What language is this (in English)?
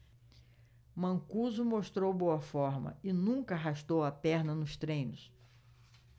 Portuguese